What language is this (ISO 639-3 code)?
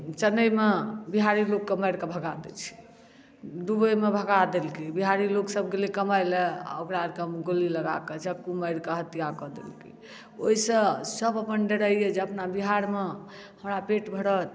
mai